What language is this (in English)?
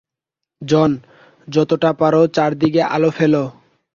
Bangla